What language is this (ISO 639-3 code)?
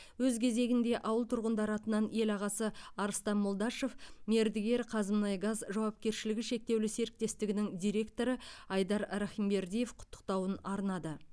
kaz